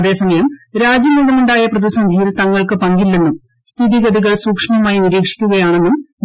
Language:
Malayalam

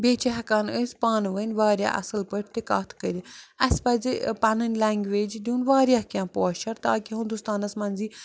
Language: Kashmiri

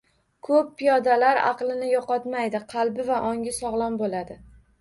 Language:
Uzbek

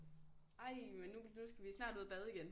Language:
Danish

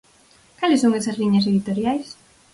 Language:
Galician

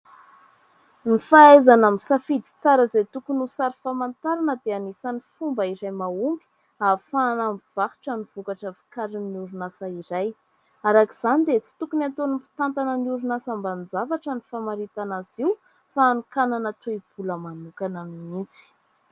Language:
Malagasy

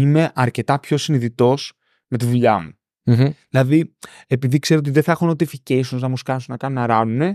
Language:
Greek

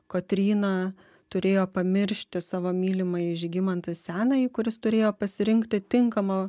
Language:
Lithuanian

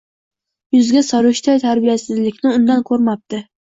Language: Uzbek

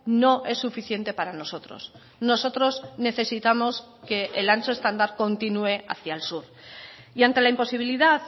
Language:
Spanish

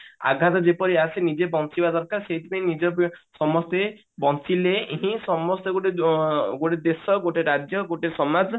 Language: Odia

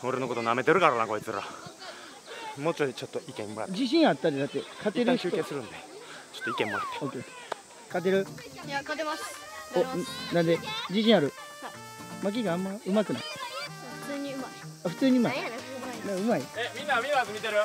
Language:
Japanese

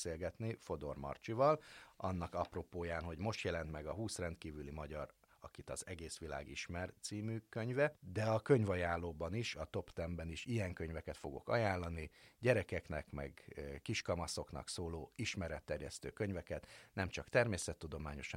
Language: Hungarian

